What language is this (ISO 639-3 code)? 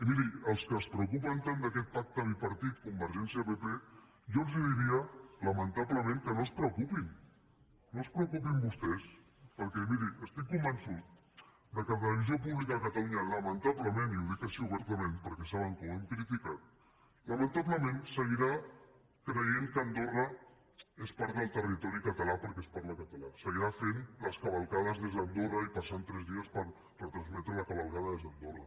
cat